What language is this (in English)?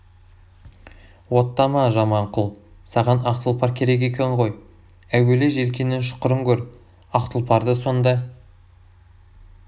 Kazakh